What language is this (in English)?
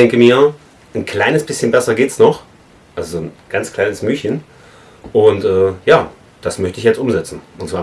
German